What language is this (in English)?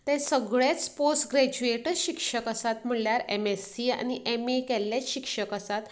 Konkani